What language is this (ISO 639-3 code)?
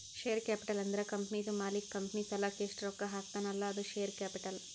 kan